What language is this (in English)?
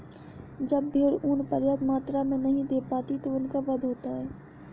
Hindi